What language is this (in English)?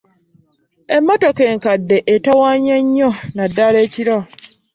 Ganda